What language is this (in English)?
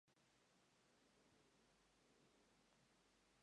Spanish